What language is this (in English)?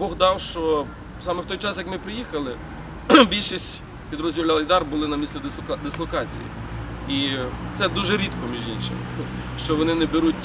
Russian